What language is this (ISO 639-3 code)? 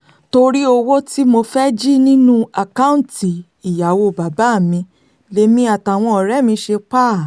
yor